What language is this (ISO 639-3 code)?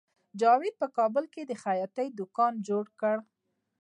pus